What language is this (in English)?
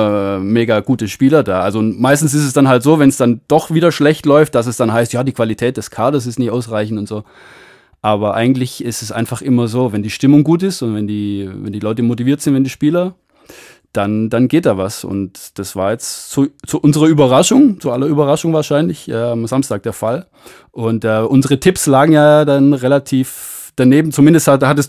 German